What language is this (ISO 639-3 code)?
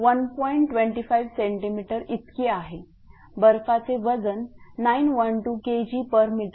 mar